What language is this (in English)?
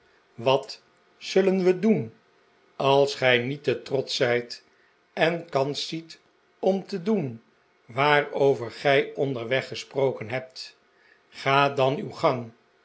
Dutch